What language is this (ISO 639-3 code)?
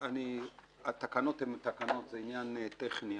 heb